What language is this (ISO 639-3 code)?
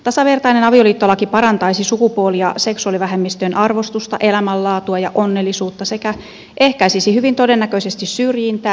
fin